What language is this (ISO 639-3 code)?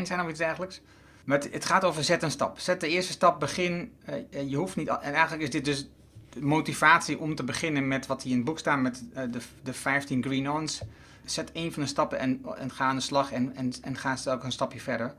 nld